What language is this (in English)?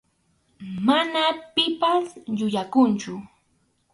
Arequipa-La Unión Quechua